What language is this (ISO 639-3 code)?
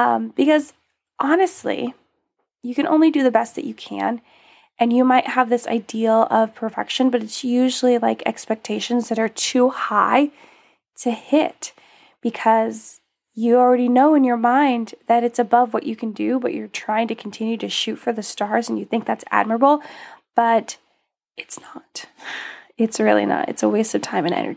eng